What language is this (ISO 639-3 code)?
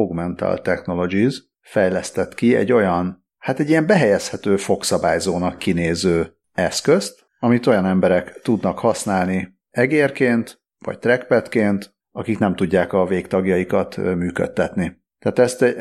hun